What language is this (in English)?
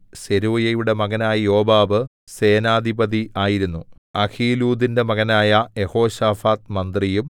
Malayalam